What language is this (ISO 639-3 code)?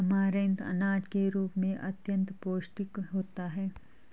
hin